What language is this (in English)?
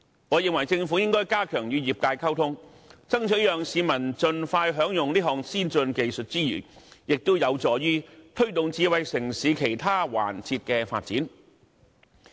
Cantonese